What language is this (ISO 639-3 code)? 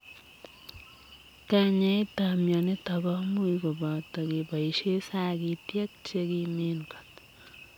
kln